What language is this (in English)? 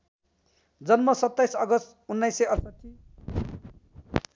Nepali